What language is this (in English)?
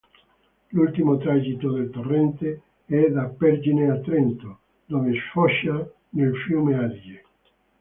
Italian